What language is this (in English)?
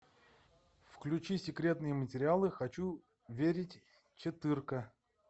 Russian